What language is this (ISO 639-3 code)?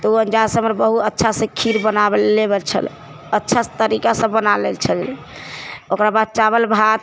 mai